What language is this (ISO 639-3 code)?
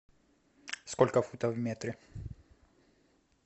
rus